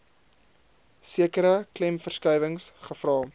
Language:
Afrikaans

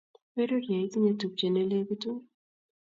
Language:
Kalenjin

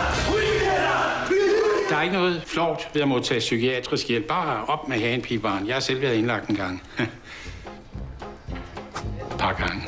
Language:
Danish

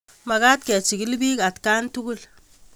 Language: Kalenjin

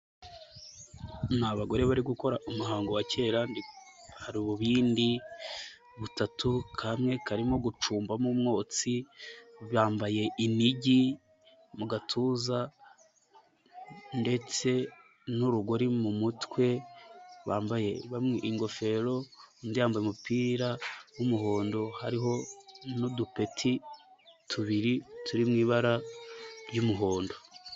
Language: Kinyarwanda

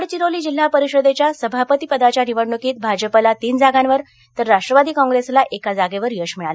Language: Marathi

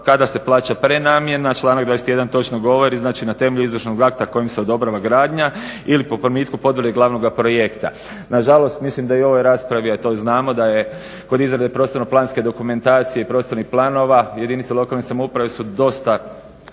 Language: Croatian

